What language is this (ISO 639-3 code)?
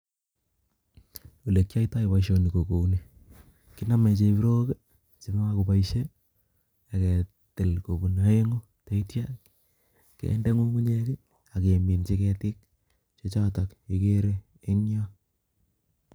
kln